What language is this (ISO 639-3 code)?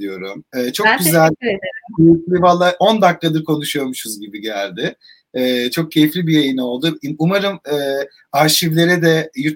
tur